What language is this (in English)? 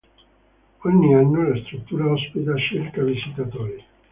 Italian